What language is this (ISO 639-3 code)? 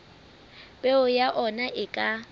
sot